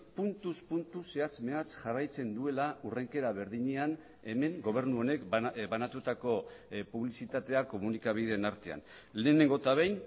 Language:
Basque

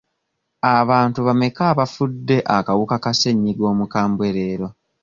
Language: Ganda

